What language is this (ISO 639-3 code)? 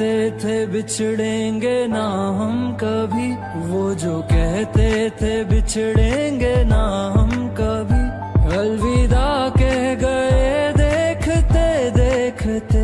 hin